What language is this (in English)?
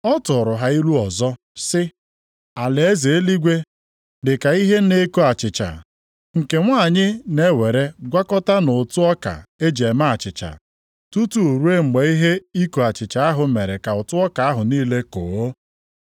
Igbo